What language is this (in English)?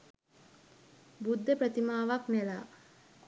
Sinhala